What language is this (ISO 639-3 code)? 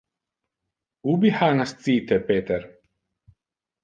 ina